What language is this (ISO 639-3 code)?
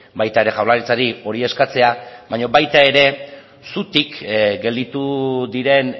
eus